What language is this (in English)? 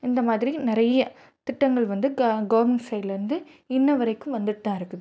Tamil